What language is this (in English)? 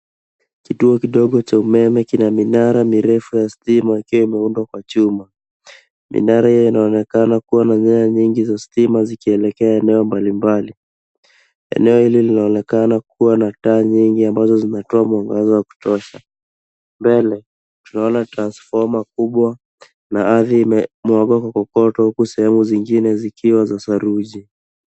Swahili